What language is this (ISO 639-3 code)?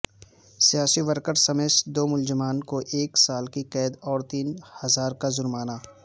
urd